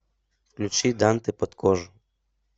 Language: Russian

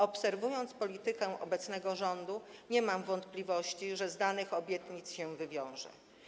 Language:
Polish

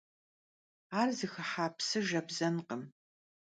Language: Kabardian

